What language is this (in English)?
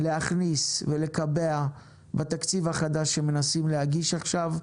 Hebrew